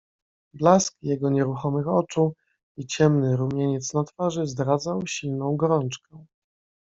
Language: Polish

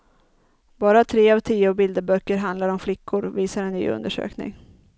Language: Swedish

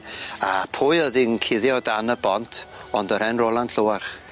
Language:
Welsh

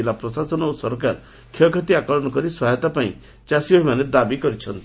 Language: Odia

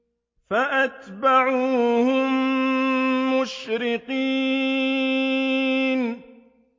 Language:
Arabic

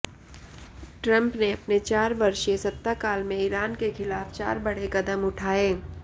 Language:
Hindi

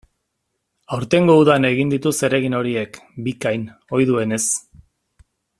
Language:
Basque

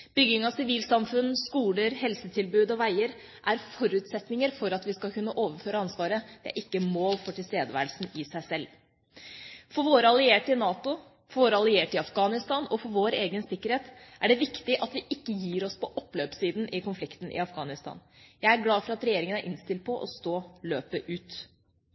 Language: Norwegian Bokmål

